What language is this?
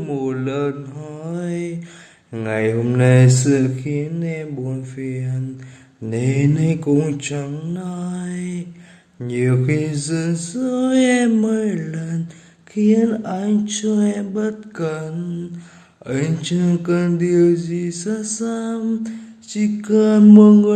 Vietnamese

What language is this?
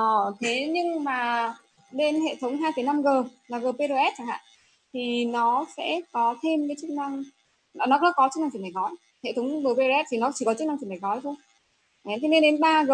Vietnamese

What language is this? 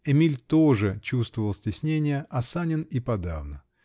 Russian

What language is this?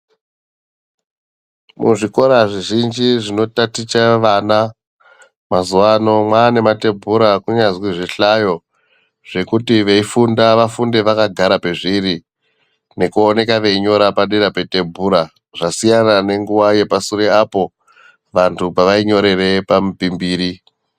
Ndau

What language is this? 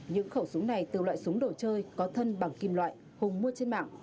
Vietnamese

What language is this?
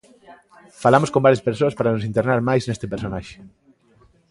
Galician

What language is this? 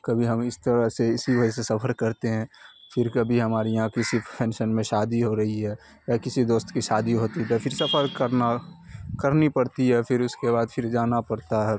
Urdu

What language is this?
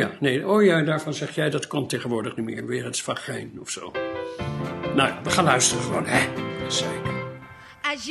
Dutch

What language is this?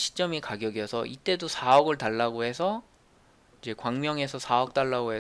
Korean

